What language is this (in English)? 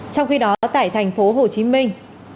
Vietnamese